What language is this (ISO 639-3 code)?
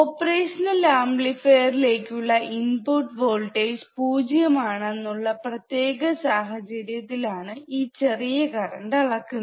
mal